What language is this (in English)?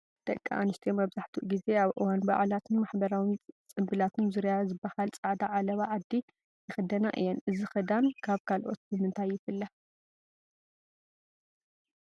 Tigrinya